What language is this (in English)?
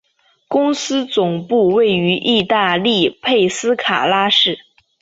Chinese